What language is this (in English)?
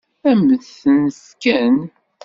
Kabyle